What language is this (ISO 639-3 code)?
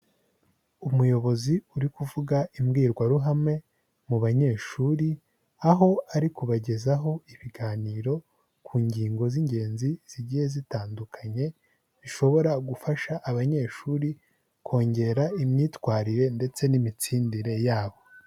kin